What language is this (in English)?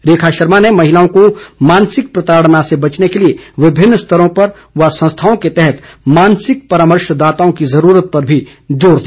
Hindi